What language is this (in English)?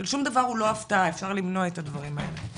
Hebrew